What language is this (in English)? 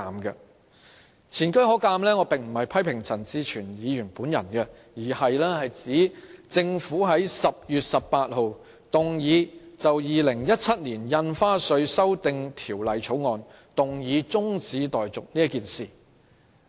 Cantonese